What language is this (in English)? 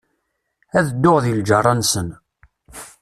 Kabyle